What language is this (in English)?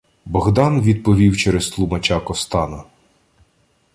Ukrainian